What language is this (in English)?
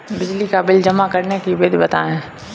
Hindi